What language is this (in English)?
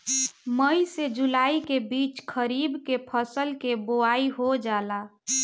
Bhojpuri